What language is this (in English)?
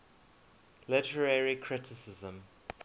English